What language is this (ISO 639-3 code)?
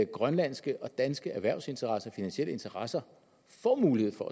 dan